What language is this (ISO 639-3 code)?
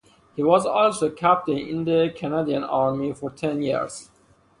eng